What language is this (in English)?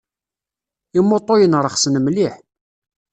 Kabyle